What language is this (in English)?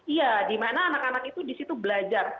Indonesian